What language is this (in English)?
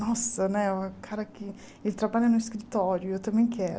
Portuguese